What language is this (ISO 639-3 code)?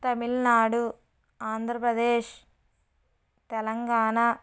tel